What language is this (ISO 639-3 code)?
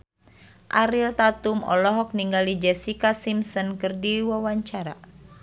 sun